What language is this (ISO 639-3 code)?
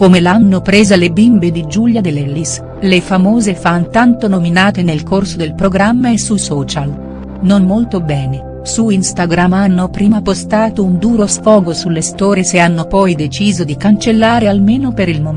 ita